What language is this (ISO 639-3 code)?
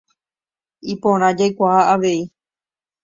grn